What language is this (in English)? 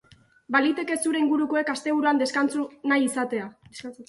Basque